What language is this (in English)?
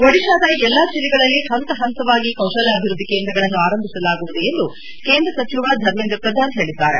Kannada